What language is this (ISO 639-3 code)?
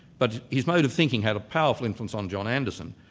eng